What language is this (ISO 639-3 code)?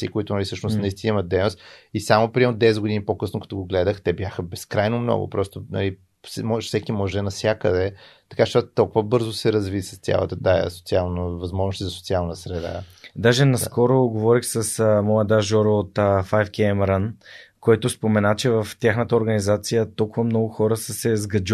bul